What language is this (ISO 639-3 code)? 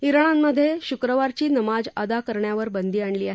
mar